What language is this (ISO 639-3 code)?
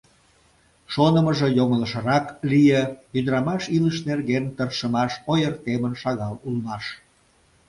chm